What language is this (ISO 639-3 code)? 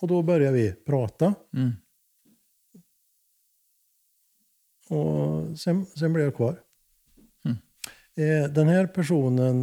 swe